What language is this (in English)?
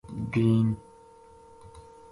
Gujari